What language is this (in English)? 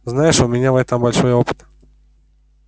Russian